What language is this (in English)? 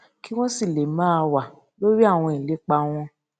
Yoruba